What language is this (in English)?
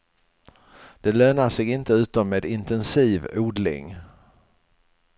Swedish